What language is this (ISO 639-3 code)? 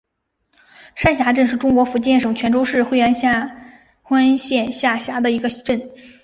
zho